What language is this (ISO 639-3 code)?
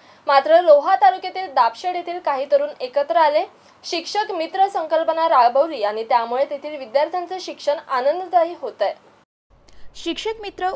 hin